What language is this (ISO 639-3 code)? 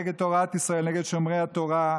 heb